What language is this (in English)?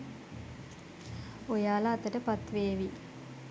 Sinhala